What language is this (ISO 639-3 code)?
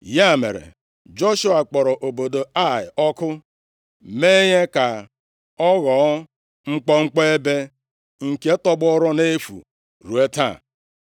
ibo